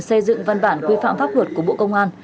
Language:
Vietnamese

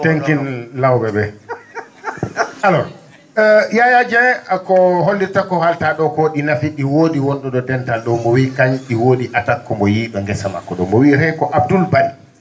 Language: Fula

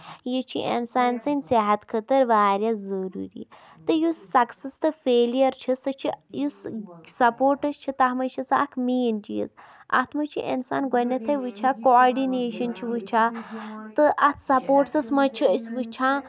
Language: Kashmiri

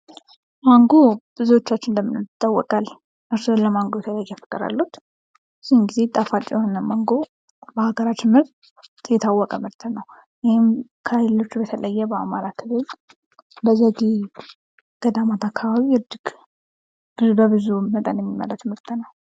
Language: Amharic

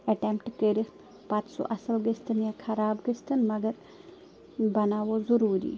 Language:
Kashmiri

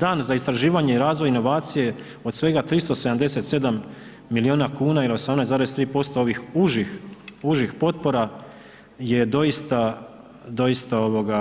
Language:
Croatian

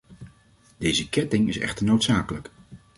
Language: Dutch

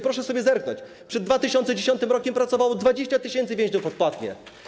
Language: Polish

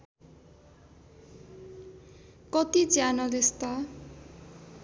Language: Nepali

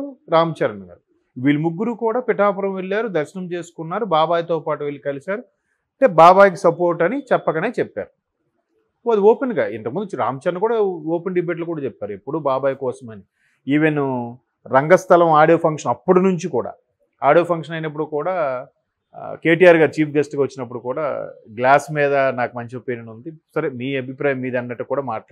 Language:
Telugu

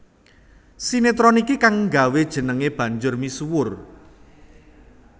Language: Javanese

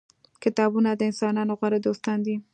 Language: Pashto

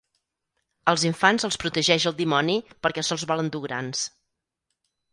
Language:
Catalan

